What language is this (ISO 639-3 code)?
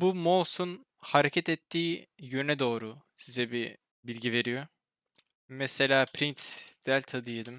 tur